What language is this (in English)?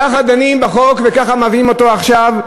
Hebrew